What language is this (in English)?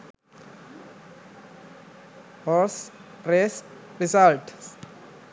Sinhala